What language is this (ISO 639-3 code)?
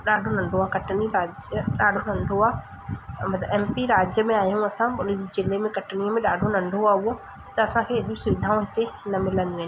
snd